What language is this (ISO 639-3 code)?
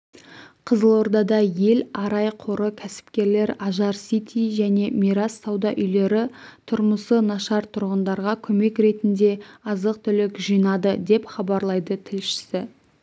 kaz